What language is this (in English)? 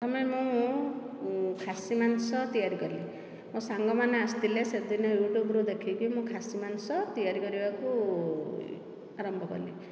Odia